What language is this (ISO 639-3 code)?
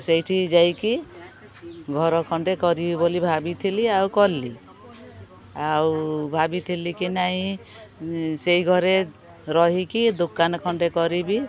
ori